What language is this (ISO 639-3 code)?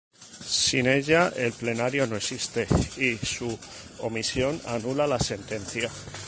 spa